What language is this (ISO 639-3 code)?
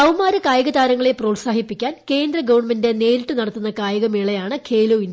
mal